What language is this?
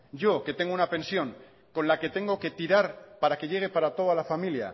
Spanish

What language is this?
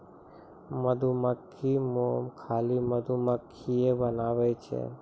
Maithili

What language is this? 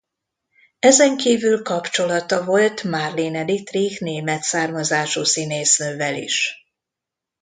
Hungarian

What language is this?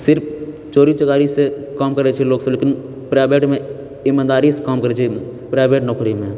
Maithili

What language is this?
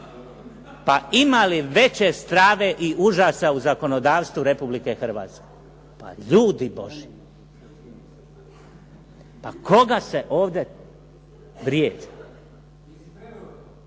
Croatian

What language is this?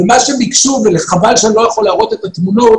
Hebrew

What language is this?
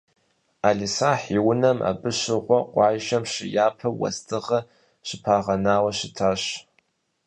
Kabardian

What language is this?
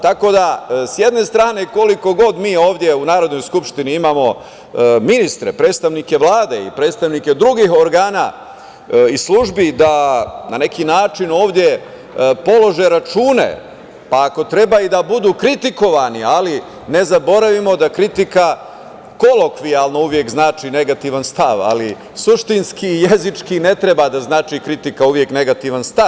Serbian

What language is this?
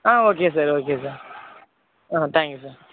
Tamil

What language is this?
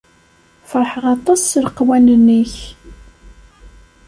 Kabyle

